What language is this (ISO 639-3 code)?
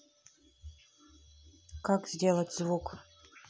rus